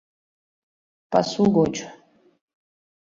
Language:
Mari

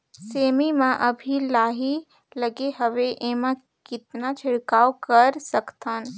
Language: Chhattisgarhi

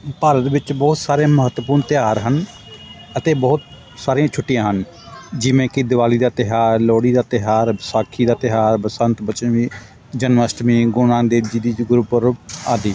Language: Punjabi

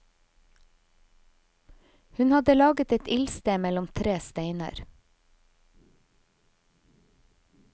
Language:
Norwegian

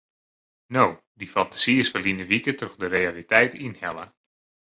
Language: Western Frisian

